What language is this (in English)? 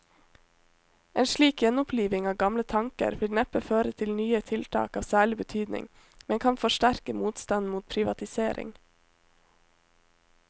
Norwegian